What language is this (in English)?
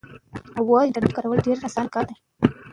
Pashto